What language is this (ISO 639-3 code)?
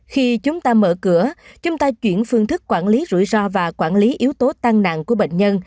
vie